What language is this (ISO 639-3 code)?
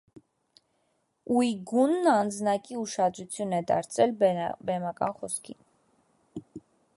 hye